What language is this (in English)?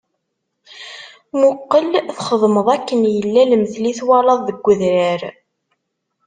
Kabyle